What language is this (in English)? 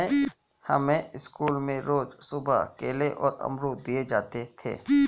Hindi